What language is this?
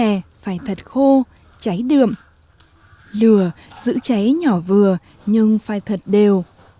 Vietnamese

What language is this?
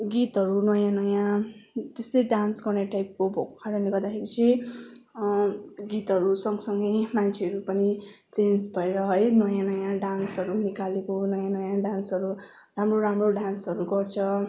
Nepali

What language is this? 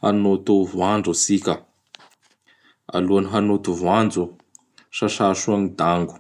Bara Malagasy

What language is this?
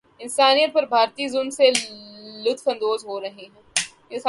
Urdu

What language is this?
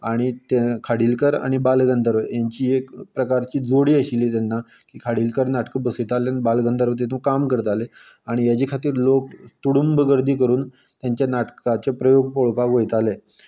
Konkani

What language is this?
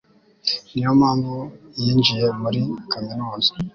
Kinyarwanda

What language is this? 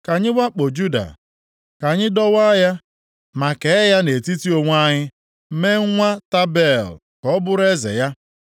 Igbo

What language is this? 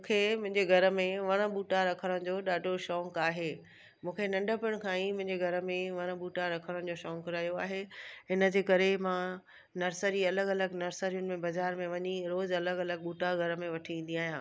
Sindhi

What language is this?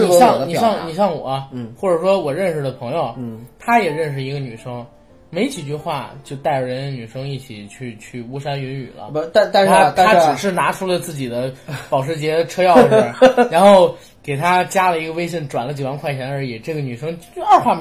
Chinese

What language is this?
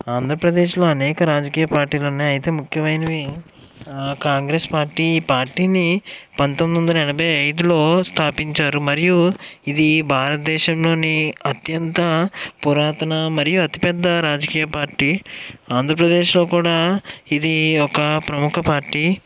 Telugu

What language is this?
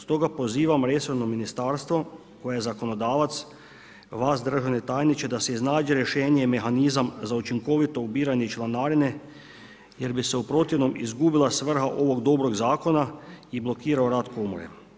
Croatian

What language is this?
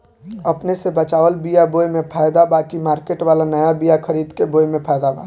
Bhojpuri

